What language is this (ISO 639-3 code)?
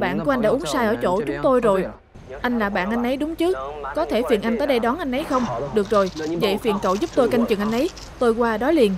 vie